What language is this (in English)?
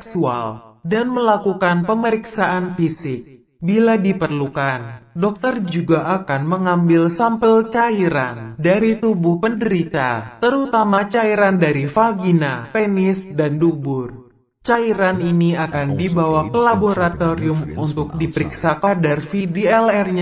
Indonesian